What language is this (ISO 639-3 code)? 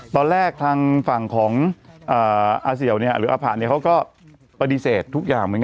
tha